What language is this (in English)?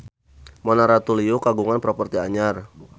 Sundanese